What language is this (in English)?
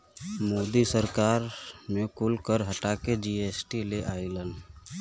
Bhojpuri